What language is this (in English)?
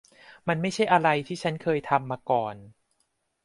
Thai